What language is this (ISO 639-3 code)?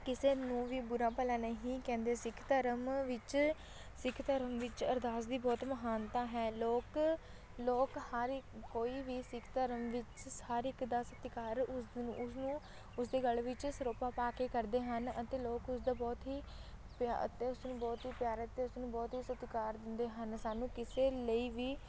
pan